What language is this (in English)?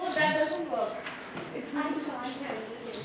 Bhojpuri